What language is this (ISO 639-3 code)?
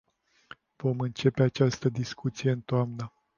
ron